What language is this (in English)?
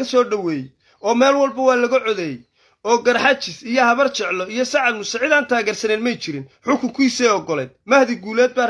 Arabic